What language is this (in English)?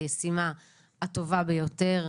Hebrew